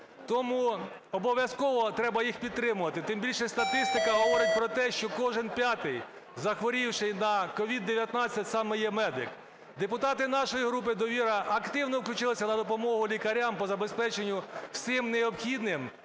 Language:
Ukrainian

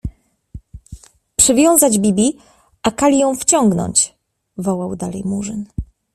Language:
Polish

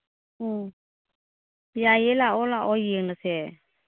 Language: Manipuri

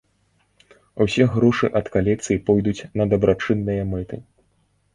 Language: Belarusian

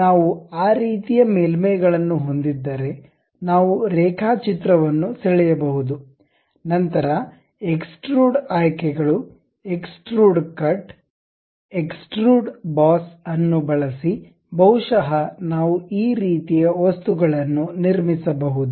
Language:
Kannada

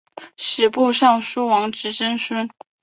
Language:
Chinese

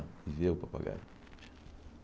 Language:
Portuguese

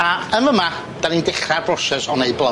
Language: Welsh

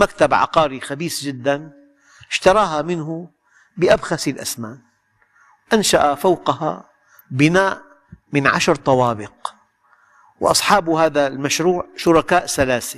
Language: Arabic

